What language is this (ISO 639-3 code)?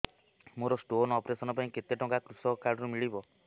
ori